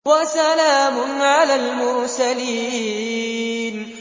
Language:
Arabic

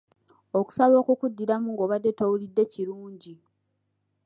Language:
Ganda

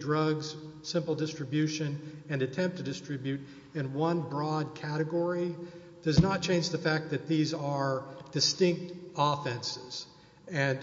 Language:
English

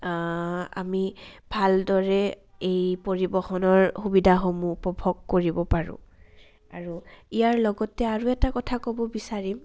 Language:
Assamese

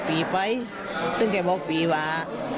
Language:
Thai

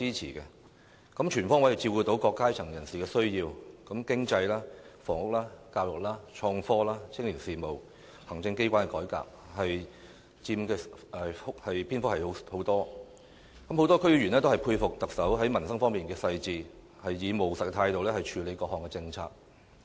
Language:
Cantonese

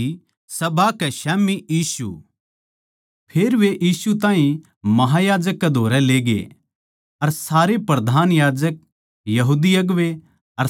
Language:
Haryanvi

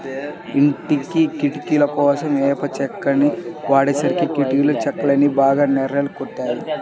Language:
Telugu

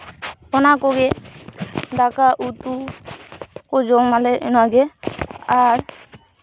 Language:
Santali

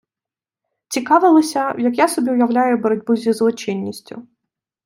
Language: Ukrainian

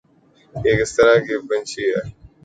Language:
Urdu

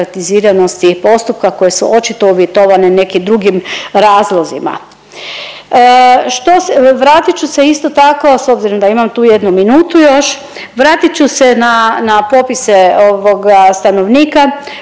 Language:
Croatian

